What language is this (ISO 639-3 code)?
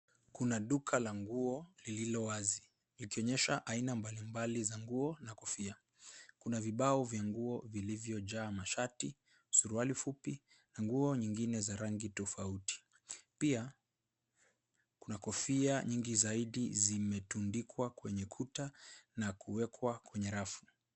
swa